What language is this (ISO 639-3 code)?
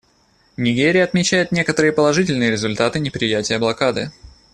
rus